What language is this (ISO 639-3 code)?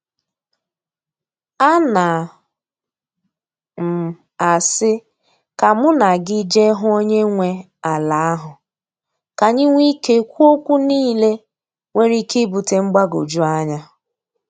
ibo